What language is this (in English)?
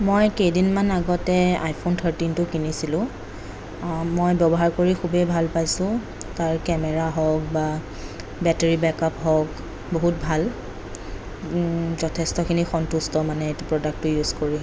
Assamese